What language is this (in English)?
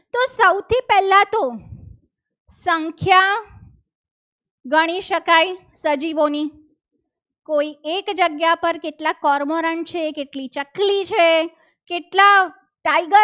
Gujarati